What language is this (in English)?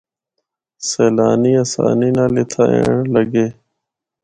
Northern Hindko